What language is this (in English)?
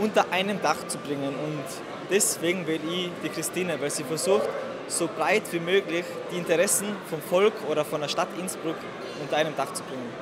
German